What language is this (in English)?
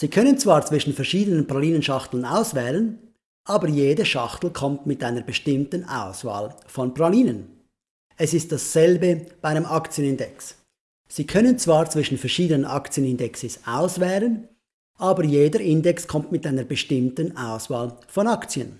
German